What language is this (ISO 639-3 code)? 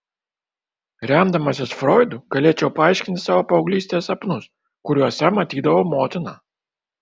lit